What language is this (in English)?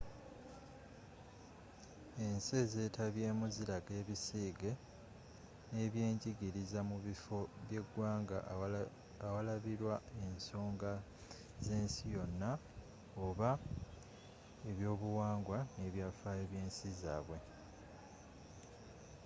Ganda